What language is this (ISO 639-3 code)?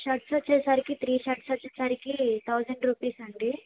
tel